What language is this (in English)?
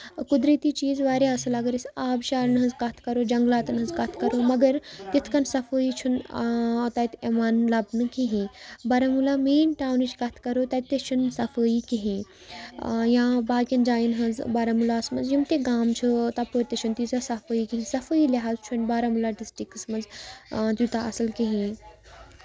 Kashmiri